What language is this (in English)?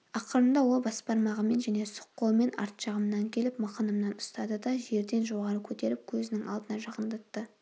Kazakh